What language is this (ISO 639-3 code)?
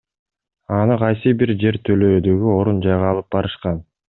kir